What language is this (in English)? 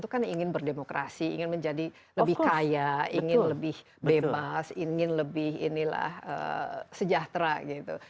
Indonesian